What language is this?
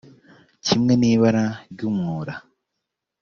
Kinyarwanda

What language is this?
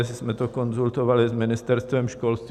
Czech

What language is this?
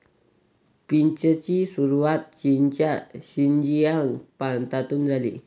Marathi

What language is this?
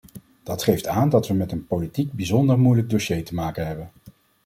Dutch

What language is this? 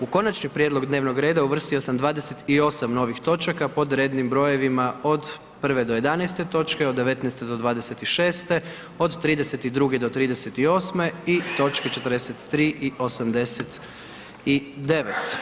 Croatian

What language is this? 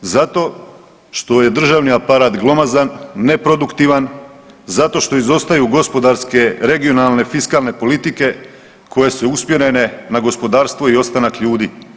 Croatian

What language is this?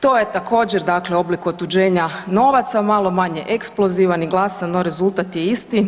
Croatian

